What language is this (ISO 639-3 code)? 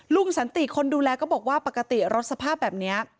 tha